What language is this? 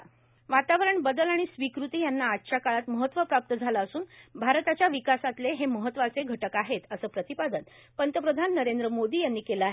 Marathi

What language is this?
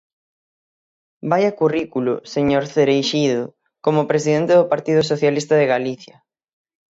Galician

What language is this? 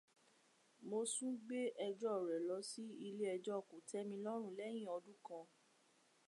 Yoruba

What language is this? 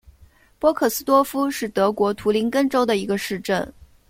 Chinese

